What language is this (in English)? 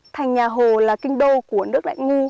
Vietnamese